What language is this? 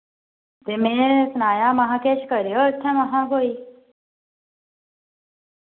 Dogri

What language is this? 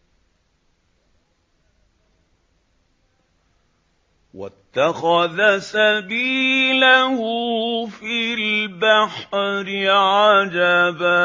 Arabic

